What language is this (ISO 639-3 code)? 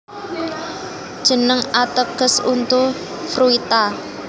jav